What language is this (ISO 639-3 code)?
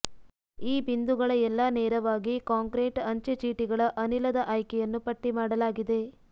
kan